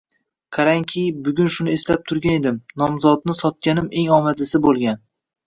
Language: Uzbek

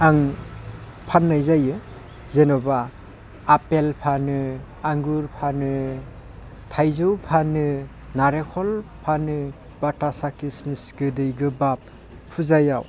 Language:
Bodo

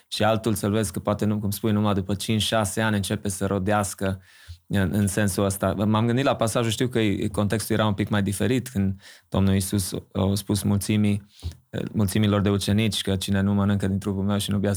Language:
Romanian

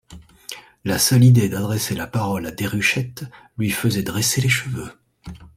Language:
French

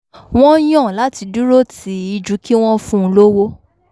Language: Yoruba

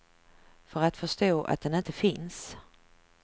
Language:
Swedish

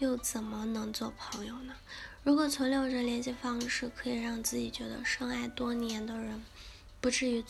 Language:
Chinese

